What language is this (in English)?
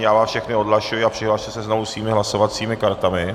Czech